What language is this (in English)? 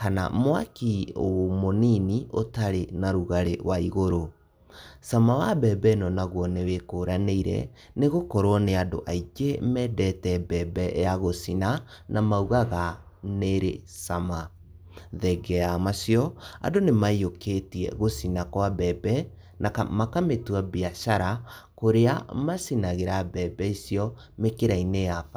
Kikuyu